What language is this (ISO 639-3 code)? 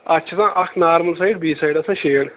kas